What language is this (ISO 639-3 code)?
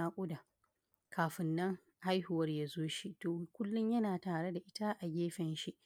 hau